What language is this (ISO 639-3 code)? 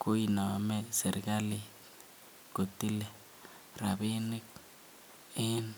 kln